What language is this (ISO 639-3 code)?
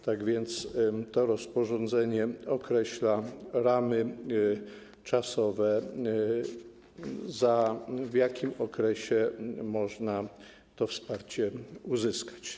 pol